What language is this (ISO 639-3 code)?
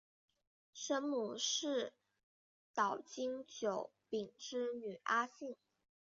zho